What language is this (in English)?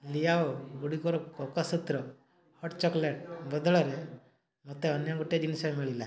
Odia